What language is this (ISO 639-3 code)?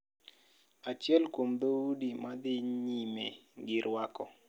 luo